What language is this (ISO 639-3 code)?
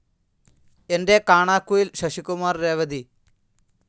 mal